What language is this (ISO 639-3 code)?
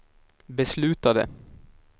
swe